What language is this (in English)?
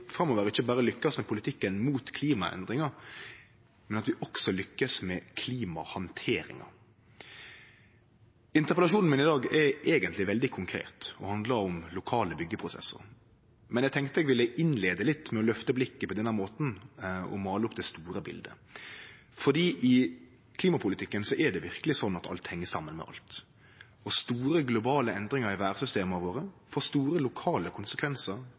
Norwegian Nynorsk